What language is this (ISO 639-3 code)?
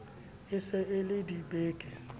sot